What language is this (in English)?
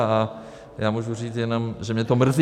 Czech